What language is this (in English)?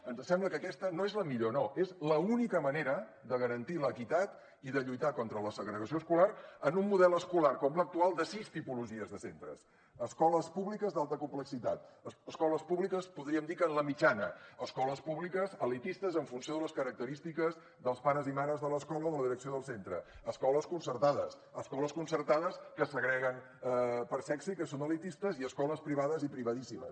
Catalan